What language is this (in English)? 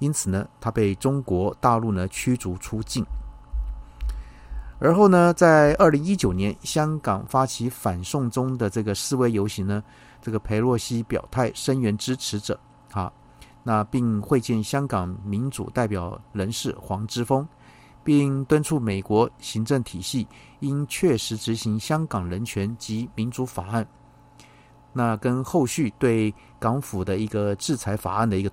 Chinese